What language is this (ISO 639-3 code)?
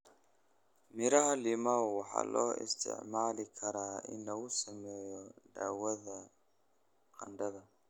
som